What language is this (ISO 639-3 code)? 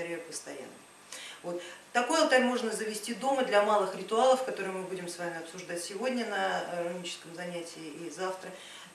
rus